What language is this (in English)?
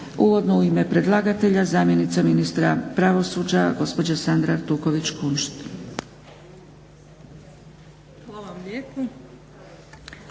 Croatian